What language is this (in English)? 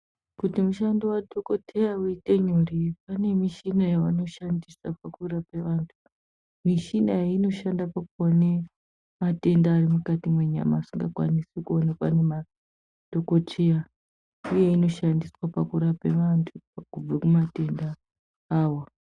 Ndau